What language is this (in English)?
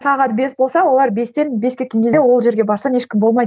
Kazakh